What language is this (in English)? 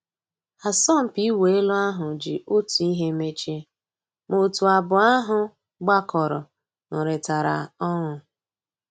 Igbo